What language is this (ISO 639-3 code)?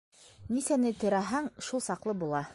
bak